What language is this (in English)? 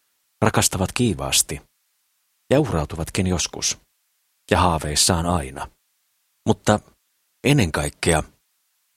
Finnish